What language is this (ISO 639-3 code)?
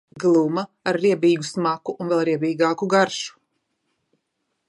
lav